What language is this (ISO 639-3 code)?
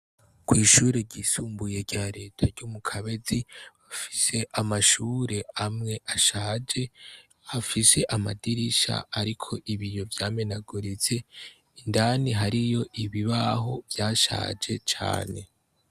run